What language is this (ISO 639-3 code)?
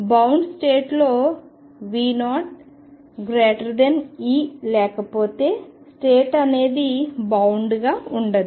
tel